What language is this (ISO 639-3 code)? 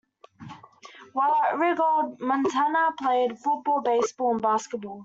eng